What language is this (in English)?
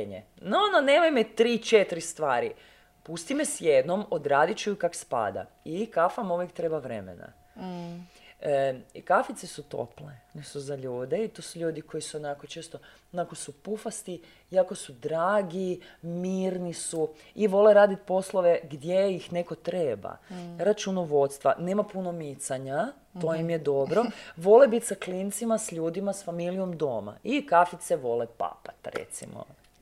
Croatian